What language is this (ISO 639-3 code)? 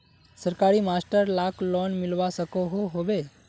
mag